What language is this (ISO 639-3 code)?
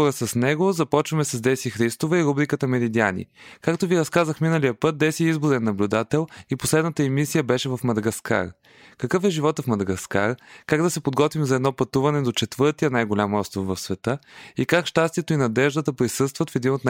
bul